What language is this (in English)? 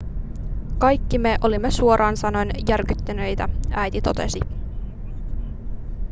Finnish